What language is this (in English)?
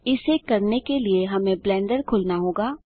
Hindi